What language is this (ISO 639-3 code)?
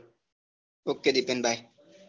guj